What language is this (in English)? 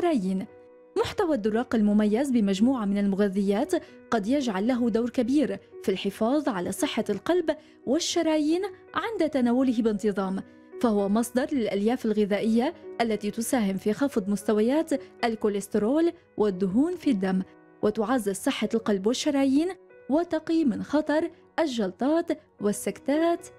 Arabic